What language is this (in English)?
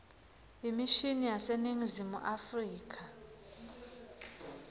Swati